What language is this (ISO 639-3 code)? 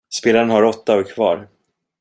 swe